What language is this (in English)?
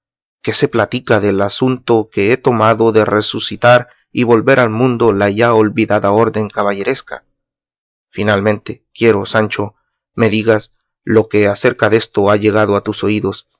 Spanish